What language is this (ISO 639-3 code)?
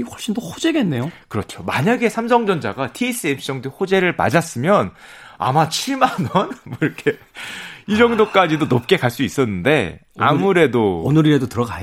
kor